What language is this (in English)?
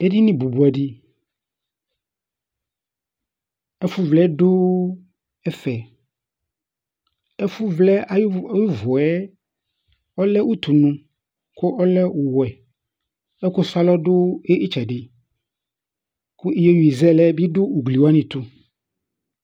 Ikposo